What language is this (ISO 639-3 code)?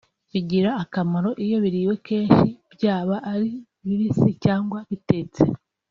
kin